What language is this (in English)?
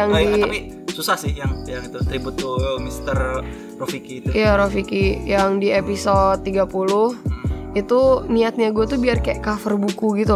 Indonesian